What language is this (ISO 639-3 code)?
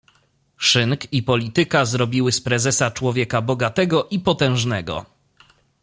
pol